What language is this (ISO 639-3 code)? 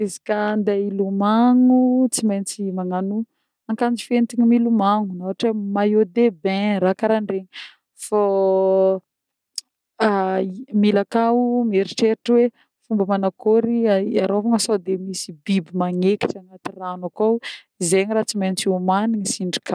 bmm